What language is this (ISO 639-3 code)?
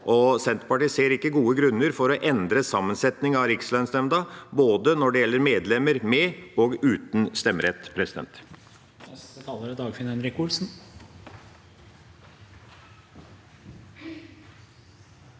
nor